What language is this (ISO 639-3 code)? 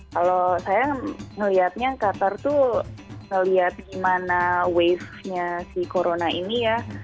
ind